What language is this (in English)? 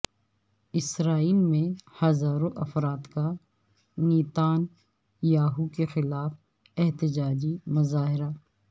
Urdu